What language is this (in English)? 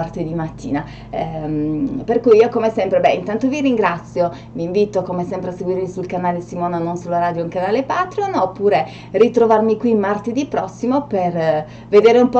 Italian